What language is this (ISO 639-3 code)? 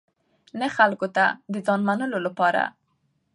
pus